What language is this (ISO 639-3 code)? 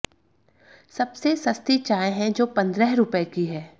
hin